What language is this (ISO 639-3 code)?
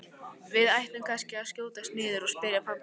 isl